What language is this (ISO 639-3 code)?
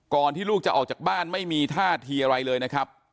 tha